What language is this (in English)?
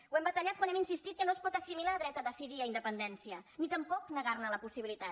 Catalan